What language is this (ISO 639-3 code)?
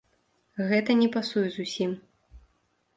bel